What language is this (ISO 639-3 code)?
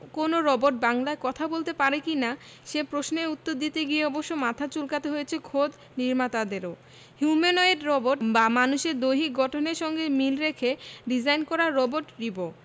ben